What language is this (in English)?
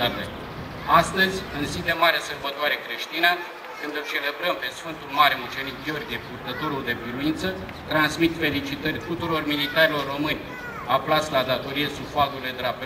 Romanian